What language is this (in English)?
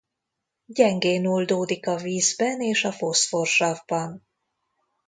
Hungarian